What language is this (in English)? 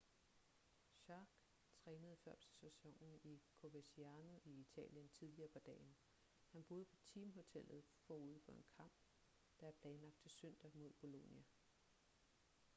Danish